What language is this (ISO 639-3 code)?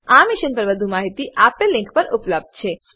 guj